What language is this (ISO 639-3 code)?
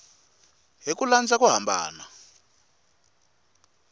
tso